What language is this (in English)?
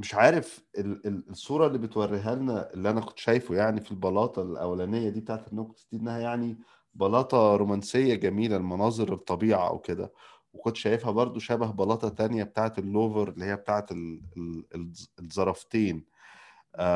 Arabic